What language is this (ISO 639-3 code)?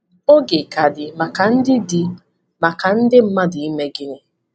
ibo